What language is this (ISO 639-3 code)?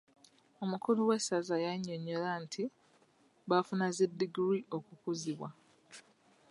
lug